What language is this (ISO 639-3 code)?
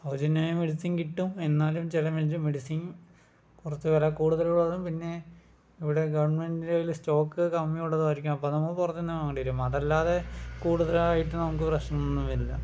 mal